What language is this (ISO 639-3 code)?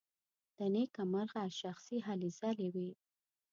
pus